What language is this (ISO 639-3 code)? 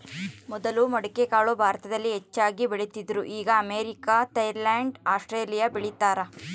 kan